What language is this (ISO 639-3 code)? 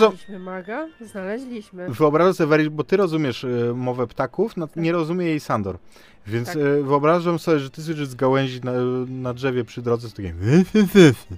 pol